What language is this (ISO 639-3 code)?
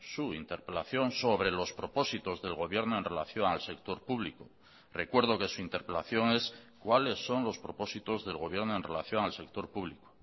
spa